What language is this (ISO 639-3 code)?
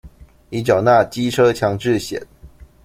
zho